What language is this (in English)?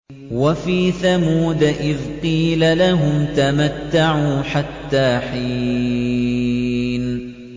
Arabic